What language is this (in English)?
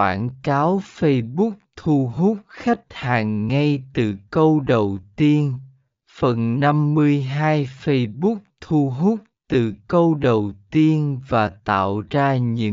Vietnamese